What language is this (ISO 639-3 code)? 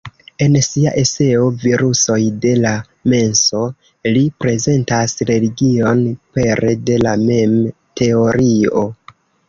epo